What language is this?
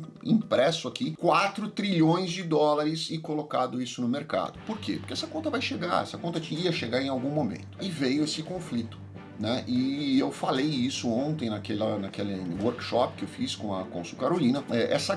Portuguese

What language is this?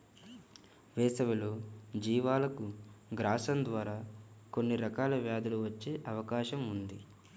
Telugu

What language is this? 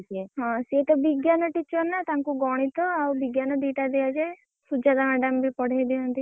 Odia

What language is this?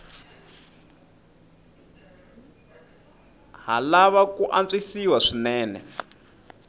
Tsonga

